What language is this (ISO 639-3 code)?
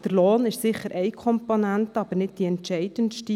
gsw